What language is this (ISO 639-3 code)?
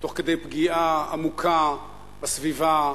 heb